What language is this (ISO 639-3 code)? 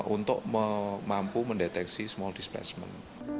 ind